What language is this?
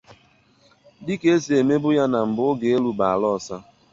Igbo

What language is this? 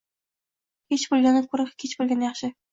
Uzbek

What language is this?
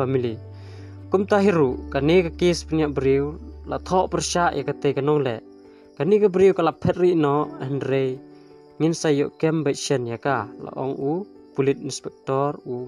Indonesian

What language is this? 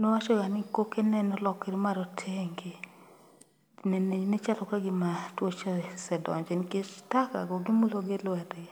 Luo (Kenya and Tanzania)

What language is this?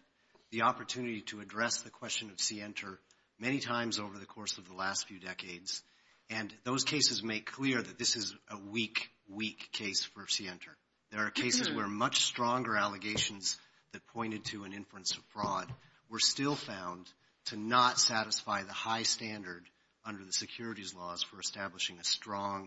English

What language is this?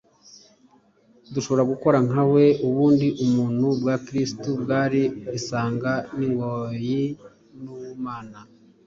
Kinyarwanda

